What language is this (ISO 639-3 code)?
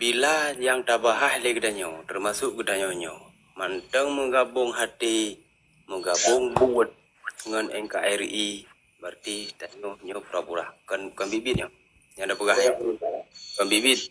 msa